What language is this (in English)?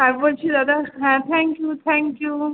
Bangla